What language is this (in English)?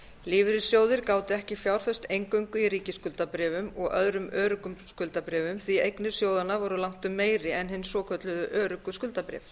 Icelandic